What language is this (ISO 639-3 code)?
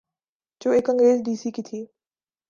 urd